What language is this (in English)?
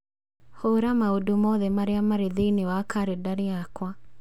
Kikuyu